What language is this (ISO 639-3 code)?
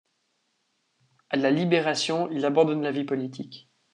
fra